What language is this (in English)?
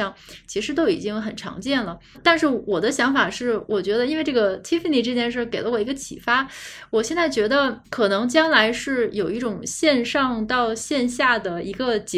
Chinese